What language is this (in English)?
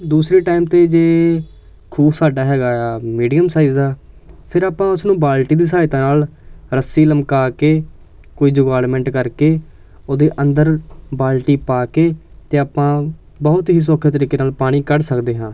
Punjabi